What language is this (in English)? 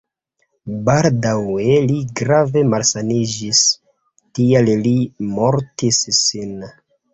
Esperanto